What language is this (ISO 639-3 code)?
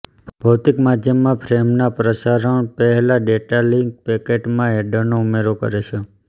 guj